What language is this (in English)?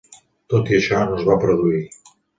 Catalan